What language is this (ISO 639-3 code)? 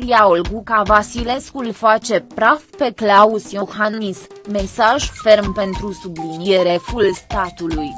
ron